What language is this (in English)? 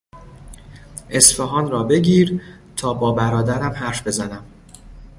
Persian